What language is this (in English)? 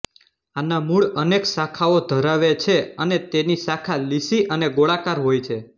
Gujarati